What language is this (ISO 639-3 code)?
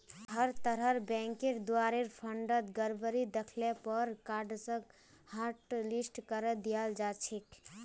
mag